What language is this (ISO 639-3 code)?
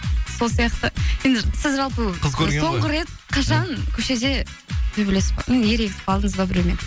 kaz